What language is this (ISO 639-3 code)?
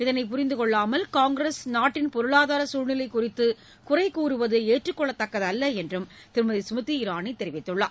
tam